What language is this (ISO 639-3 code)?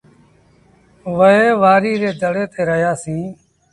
sbn